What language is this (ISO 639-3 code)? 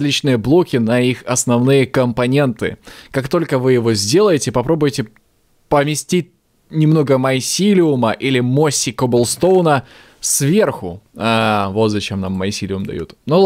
rus